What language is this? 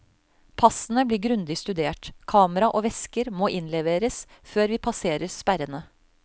Norwegian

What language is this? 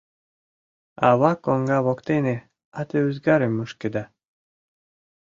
Mari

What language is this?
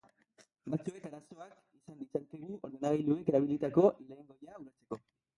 Basque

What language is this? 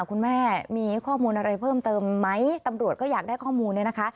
Thai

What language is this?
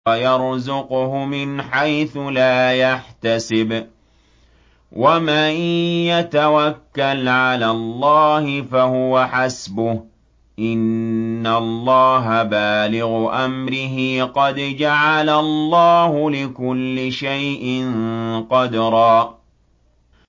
Arabic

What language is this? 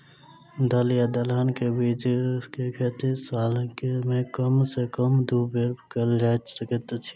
Maithili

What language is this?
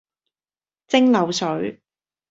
Cantonese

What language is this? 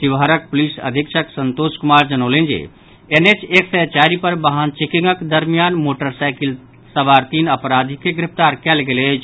Maithili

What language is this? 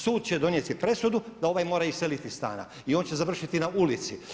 Croatian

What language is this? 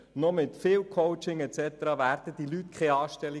Swiss German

